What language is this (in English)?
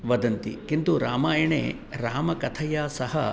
Sanskrit